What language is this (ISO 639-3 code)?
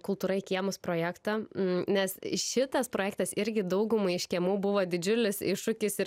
lit